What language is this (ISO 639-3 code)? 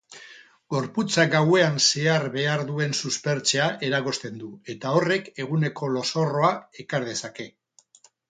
eus